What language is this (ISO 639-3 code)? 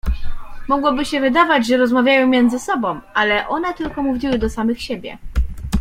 pol